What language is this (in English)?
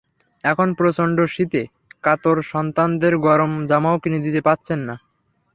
Bangla